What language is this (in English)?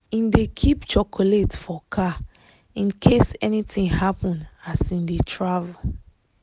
Nigerian Pidgin